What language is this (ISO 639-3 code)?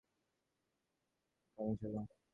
ben